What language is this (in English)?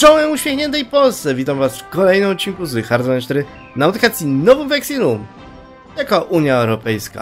Polish